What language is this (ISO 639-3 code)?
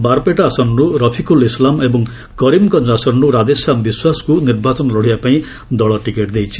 ori